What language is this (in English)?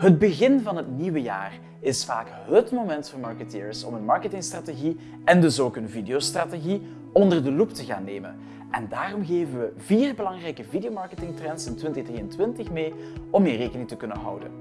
Dutch